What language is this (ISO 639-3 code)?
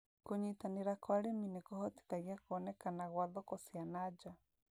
kik